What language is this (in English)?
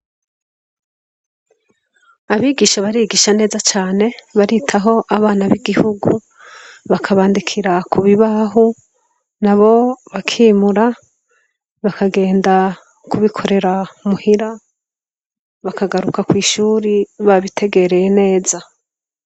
Rundi